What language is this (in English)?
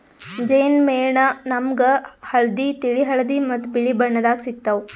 Kannada